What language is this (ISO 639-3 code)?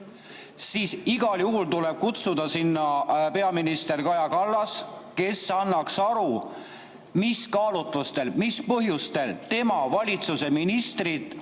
est